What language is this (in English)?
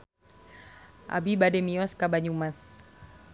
Sundanese